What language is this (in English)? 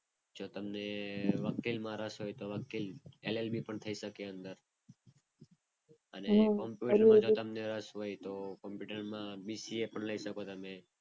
Gujarati